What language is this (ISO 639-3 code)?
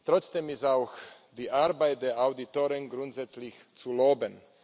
deu